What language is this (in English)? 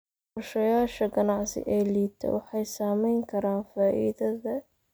Somali